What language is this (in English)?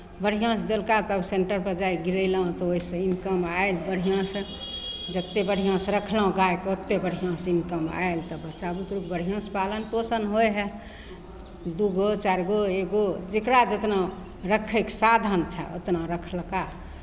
Maithili